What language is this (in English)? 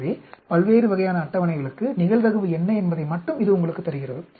Tamil